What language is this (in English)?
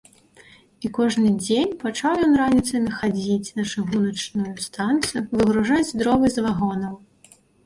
Belarusian